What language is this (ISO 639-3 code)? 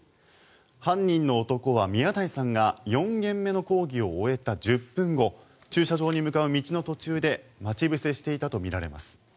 jpn